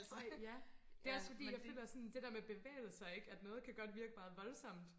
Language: Danish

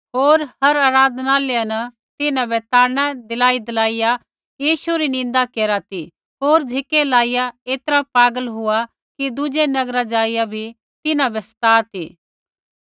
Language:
Kullu Pahari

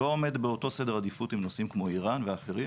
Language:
Hebrew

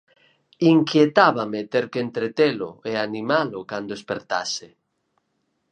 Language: Galician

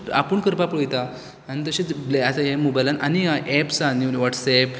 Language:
Konkani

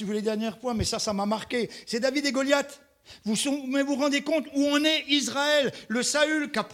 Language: French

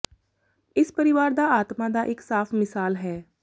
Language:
Punjabi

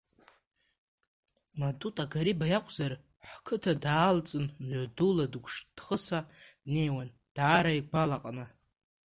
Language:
Abkhazian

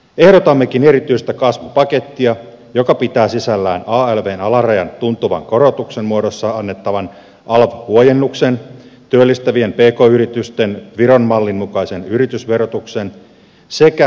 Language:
Finnish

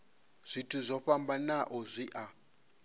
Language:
Venda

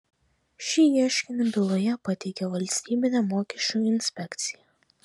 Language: Lithuanian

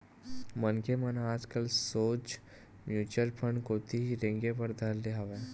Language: Chhattisgarhi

